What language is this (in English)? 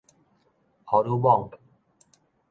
Min Nan Chinese